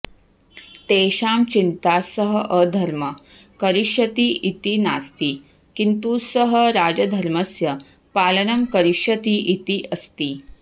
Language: Sanskrit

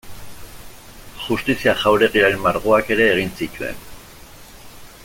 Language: Basque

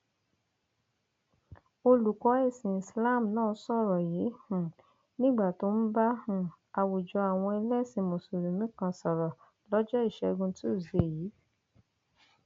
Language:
Yoruba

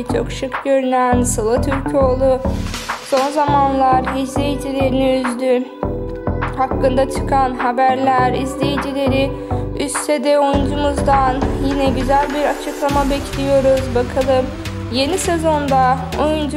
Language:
Turkish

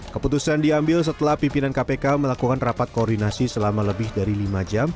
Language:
Indonesian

